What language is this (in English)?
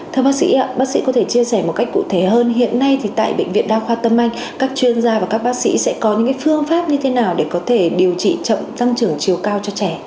Vietnamese